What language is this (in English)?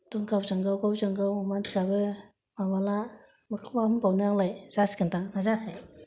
Bodo